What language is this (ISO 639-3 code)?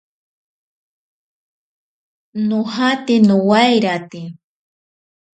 prq